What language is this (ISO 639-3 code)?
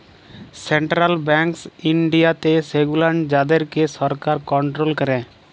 ben